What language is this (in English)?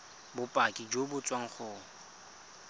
Tswana